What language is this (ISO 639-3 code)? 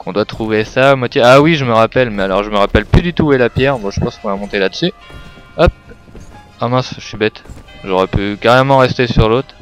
fra